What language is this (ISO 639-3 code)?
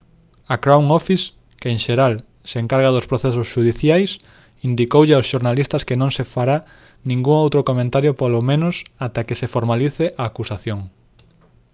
glg